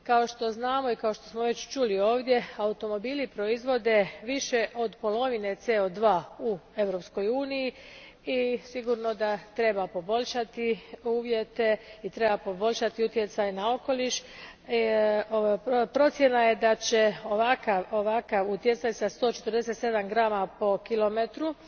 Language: Croatian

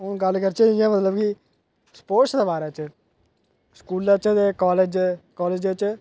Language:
Dogri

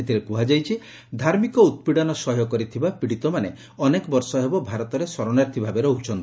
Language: Odia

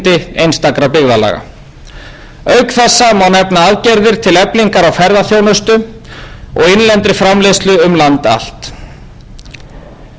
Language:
Icelandic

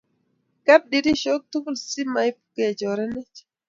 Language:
Kalenjin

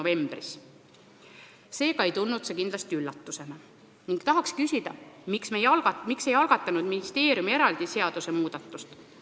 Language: Estonian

